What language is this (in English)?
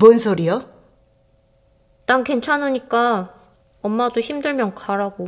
Korean